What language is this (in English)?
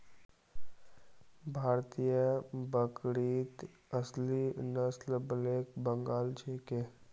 Magahi